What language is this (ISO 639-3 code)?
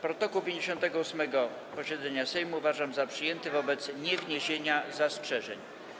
pol